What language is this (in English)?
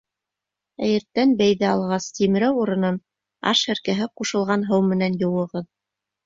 Bashkir